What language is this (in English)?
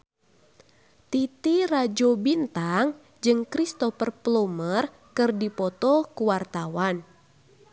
Sundanese